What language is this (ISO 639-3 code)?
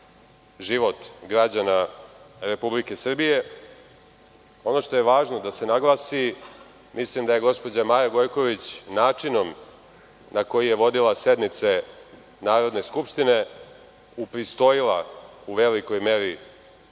srp